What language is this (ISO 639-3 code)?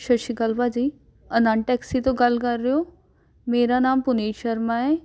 pan